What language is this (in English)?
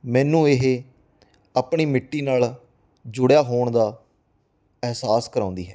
Punjabi